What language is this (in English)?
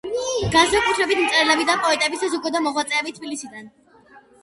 Georgian